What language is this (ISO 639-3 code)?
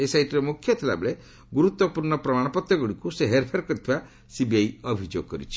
ori